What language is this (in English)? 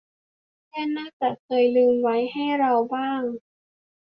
Thai